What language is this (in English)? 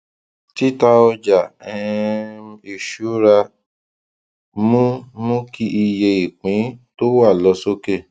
Yoruba